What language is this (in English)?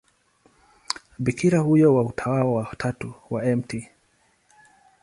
Swahili